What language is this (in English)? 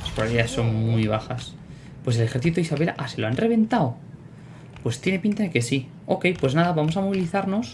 Spanish